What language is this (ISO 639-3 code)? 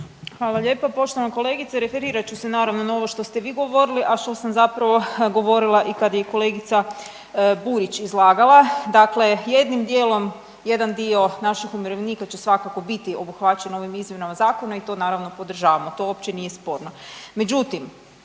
hrv